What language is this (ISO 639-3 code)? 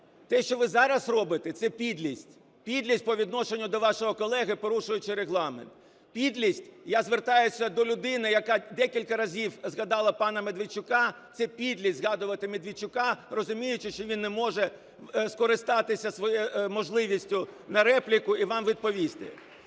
ukr